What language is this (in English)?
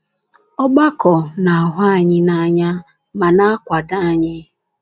Igbo